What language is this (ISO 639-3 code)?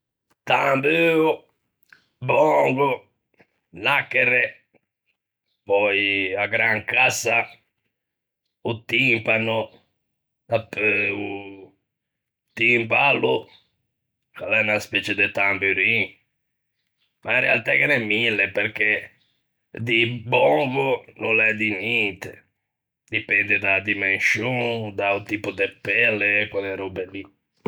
lij